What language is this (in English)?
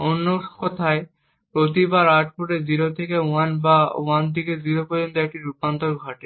Bangla